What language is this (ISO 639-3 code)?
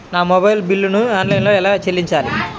tel